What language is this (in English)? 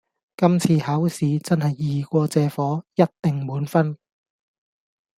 Cantonese